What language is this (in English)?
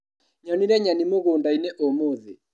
Kikuyu